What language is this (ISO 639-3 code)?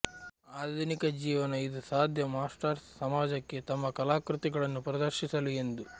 kan